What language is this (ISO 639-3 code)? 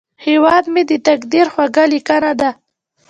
pus